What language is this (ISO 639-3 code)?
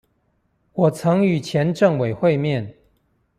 zho